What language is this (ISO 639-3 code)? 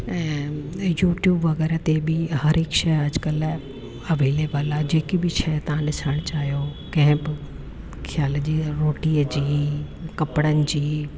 snd